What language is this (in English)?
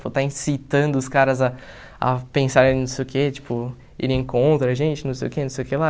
Portuguese